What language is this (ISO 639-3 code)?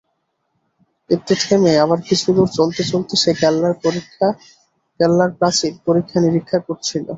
ben